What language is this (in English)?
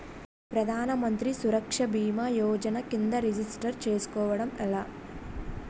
Telugu